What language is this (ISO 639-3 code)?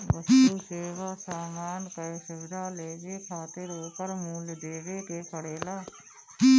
bho